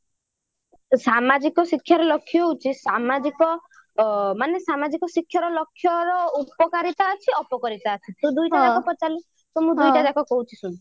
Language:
Odia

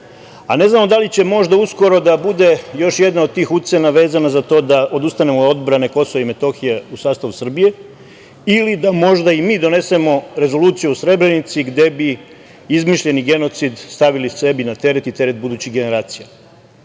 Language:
Serbian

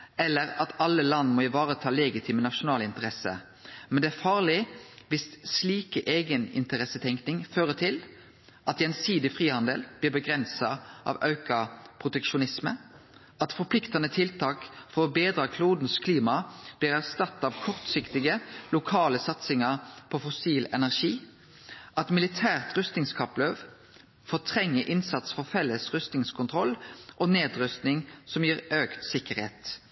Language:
Norwegian Nynorsk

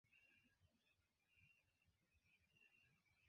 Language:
Esperanto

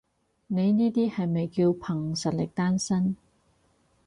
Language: Cantonese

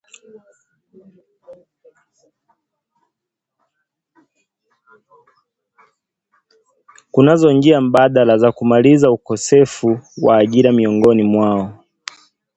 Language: Swahili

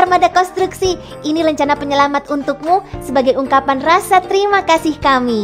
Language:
Indonesian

